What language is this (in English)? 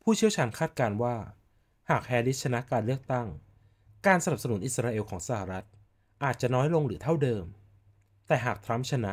Thai